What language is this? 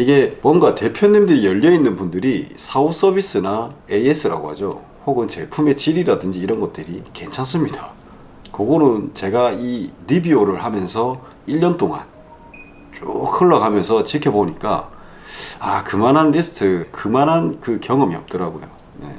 Korean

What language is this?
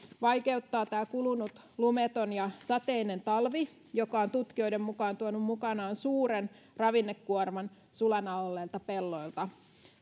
Finnish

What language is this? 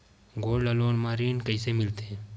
Chhattisgarhi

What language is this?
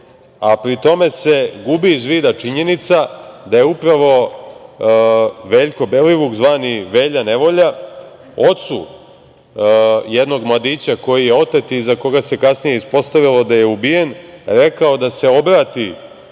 Serbian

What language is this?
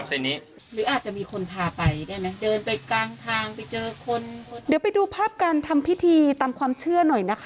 Thai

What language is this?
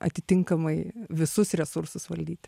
Lithuanian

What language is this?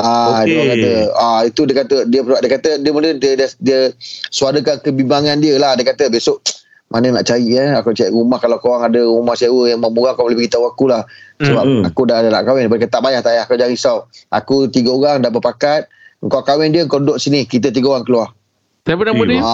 Malay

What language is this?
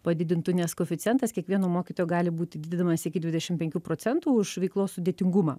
Lithuanian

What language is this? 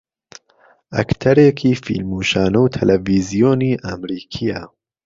Central Kurdish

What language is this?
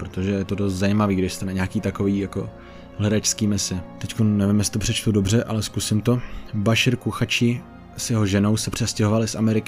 Czech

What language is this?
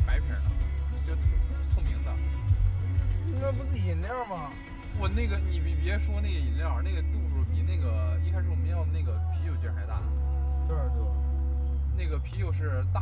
Chinese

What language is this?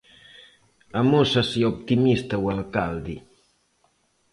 Galician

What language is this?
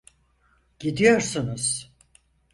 Turkish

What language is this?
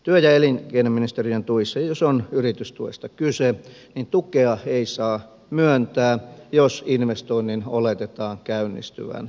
Finnish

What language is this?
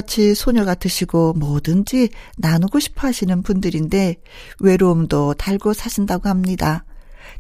Korean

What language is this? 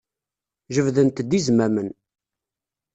Kabyle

